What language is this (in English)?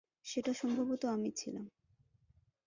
Bangla